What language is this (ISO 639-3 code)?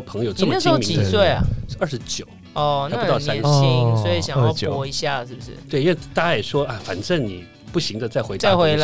zho